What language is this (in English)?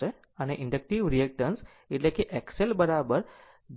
Gujarati